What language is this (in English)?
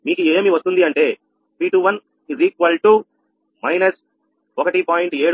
Telugu